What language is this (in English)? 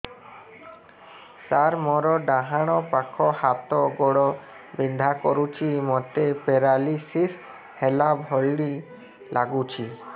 Odia